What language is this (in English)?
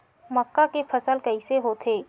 Chhattisgarhi